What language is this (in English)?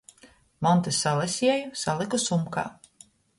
Latgalian